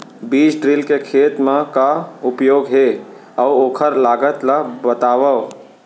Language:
Chhattisgarhi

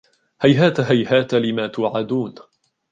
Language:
Arabic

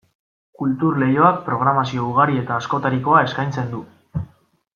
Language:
Basque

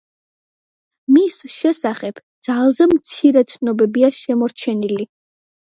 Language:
Georgian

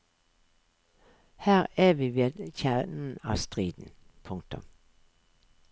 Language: Norwegian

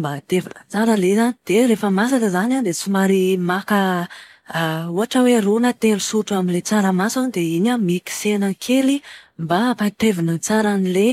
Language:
Malagasy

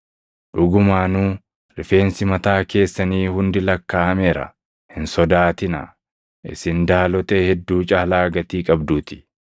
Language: Oromo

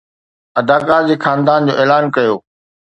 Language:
Sindhi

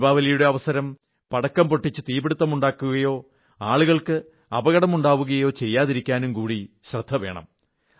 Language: Malayalam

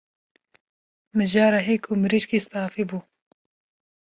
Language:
Kurdish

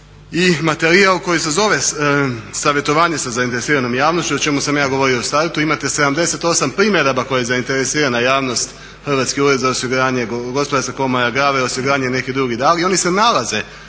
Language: Croatian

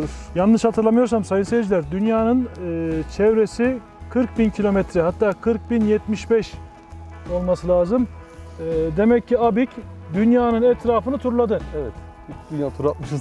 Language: Turkish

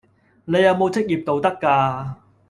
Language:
Cantonese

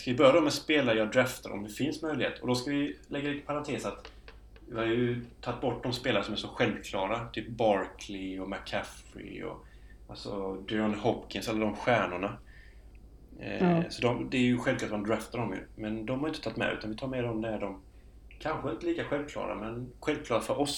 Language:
Swedish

